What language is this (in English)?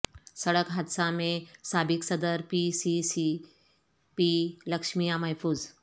Urdu